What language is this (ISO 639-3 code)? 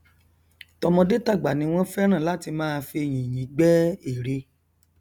yor